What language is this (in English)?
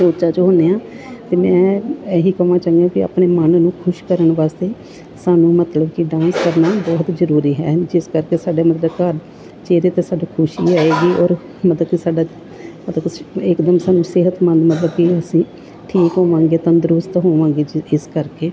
Punjabi